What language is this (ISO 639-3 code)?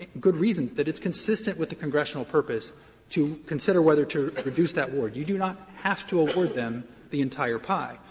eng